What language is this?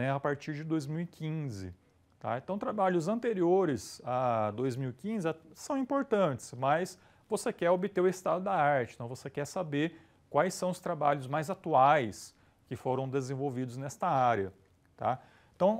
Portuguese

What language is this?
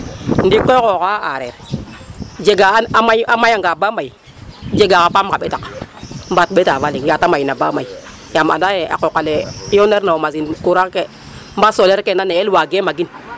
Serer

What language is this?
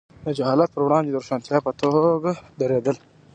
Pashto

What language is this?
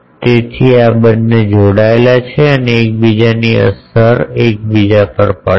Gujarati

